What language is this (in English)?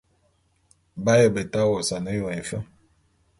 Bulu